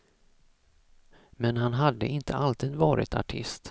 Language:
Swedish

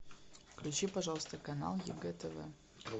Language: Russian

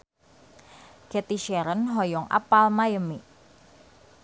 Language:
Sundanese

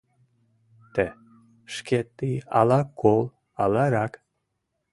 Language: Mari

